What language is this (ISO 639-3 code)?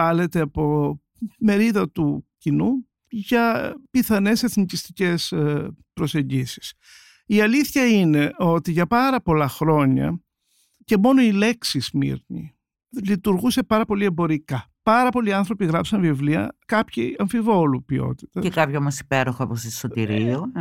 ell